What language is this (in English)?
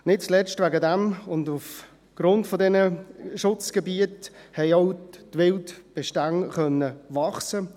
Swiss German